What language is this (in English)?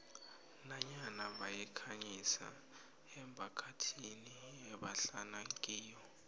South Ndebele